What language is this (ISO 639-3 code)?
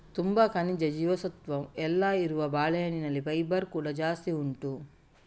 kan